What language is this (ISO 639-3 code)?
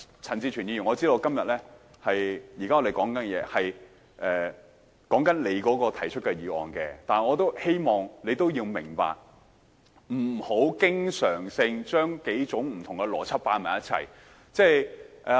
yue